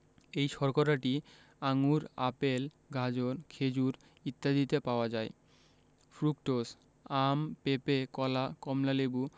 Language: Bangla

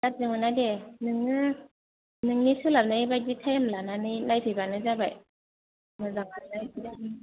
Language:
Bodo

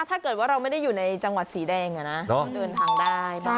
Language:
Thai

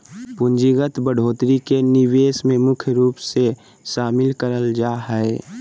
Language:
Magahi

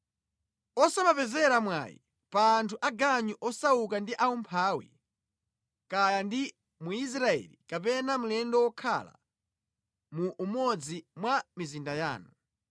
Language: Nyanja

